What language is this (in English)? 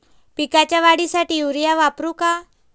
Marathi